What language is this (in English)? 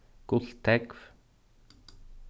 Faroese